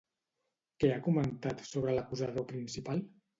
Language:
Catalan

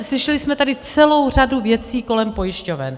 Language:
Czech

